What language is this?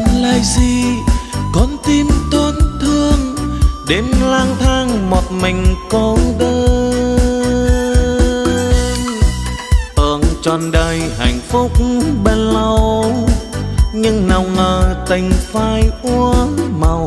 Vietnamese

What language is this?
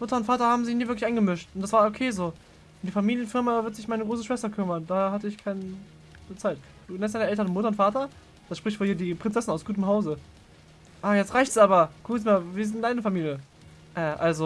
German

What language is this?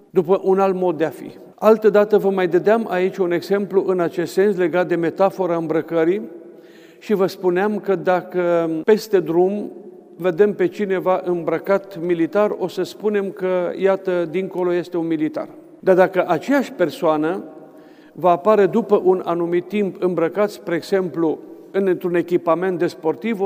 Romanian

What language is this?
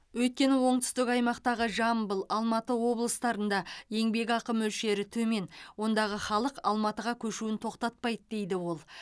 Kazakh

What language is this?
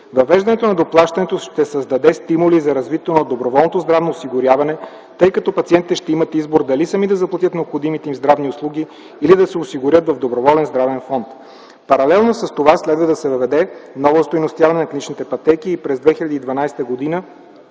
Bulgarian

